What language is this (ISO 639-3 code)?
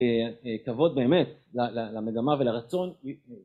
heb